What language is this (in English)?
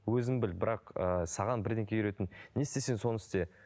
Kazakh